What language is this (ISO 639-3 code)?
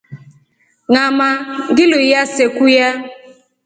rof